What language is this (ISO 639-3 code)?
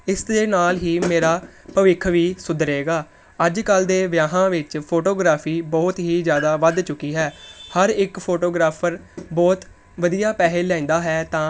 pan